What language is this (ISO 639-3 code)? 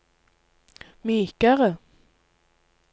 nor